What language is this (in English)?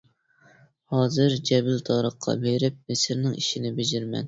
Uyghur